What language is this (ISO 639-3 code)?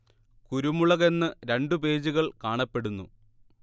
mal